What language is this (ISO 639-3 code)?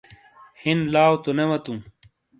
scl